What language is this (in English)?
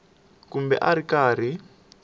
Tsonga